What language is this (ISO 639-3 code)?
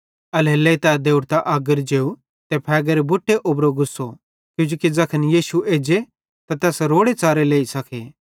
bhd